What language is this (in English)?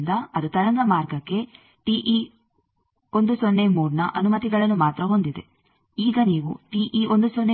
Kannada